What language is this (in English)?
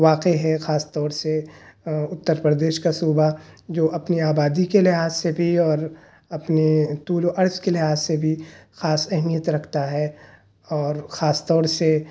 Urdu